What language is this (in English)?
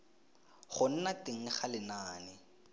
Tswana